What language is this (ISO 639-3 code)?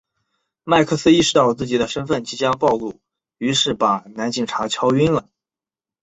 zho